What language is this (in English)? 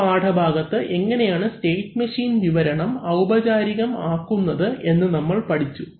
Malayalam